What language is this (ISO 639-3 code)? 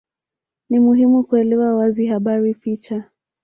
swa